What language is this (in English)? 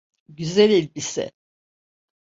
Turkish